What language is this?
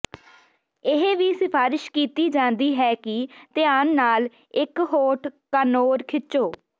Punjabi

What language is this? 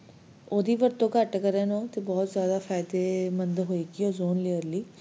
Punjabi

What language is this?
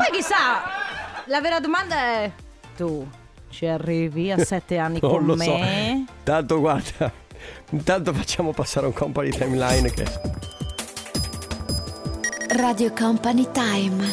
Italian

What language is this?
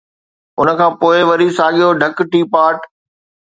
Sindhi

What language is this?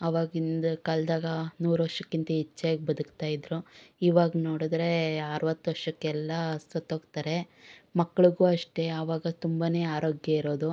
Kannada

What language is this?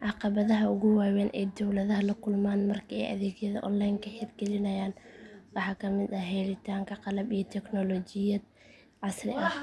Somali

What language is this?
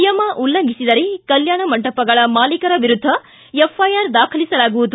Kannada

